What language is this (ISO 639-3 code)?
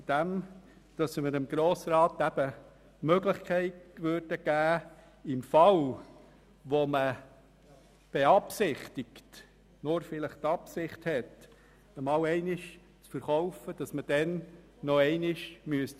gsw